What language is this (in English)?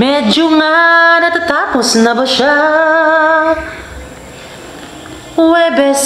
Filipino